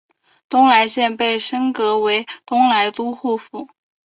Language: Chinese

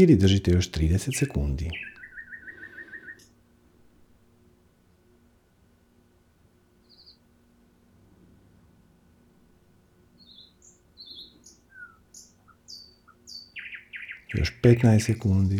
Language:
Croatian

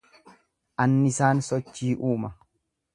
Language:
Oromo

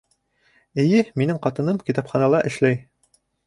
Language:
Bashkir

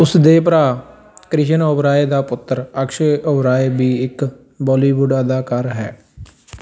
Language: Punjabi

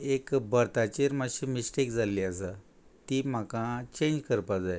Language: Konkani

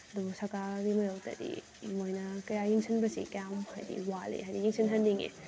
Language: Manipuri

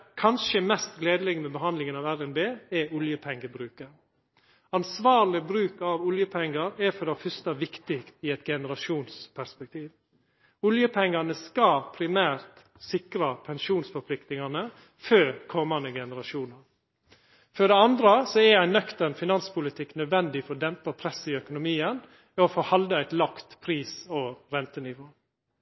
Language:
Norwegian Nynorsk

